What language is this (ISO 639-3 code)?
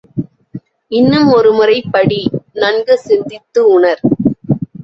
tam